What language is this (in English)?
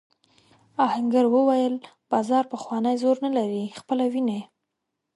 Pashto